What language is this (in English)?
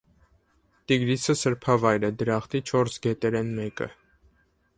Armenian